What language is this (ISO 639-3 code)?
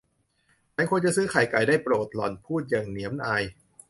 tha